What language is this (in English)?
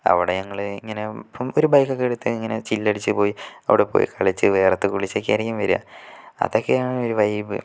Malayalam